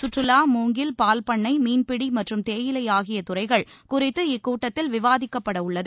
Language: Tamil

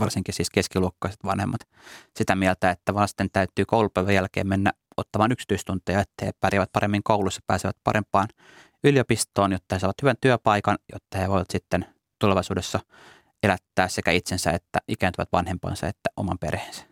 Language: Finnish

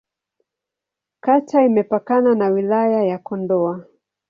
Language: Swahili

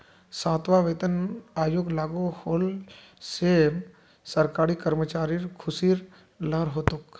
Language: Magahi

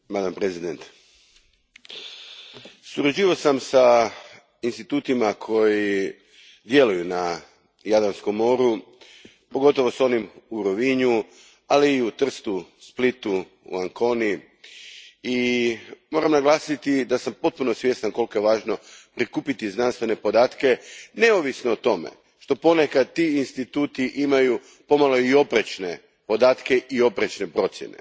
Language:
Croatian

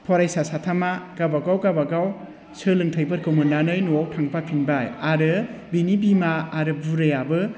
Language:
Bodo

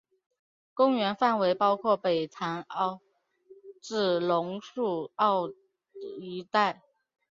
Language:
Chinese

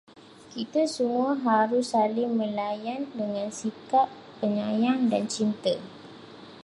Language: Malay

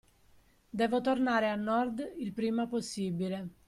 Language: Italian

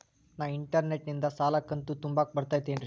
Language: Kannada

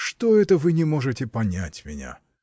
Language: Russian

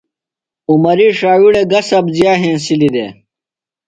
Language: Phalura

